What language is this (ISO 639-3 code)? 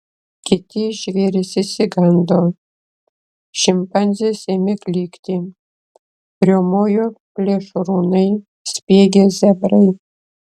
lit